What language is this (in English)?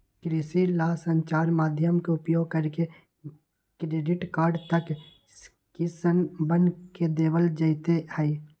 Magahi